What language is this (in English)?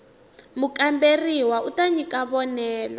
Tsonga